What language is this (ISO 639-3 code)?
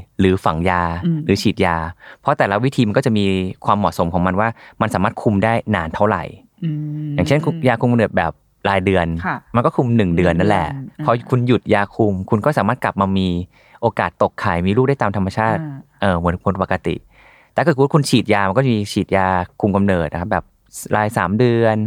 tha